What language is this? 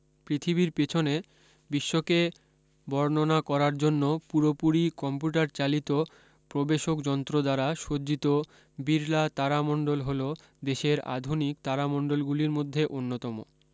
Bangla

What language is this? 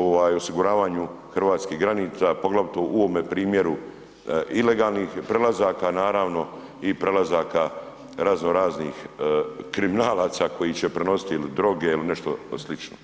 Croatian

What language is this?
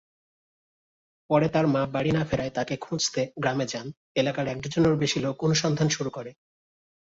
Bangla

